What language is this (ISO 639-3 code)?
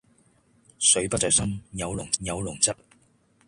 yue